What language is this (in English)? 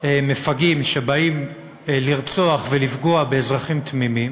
Hebrew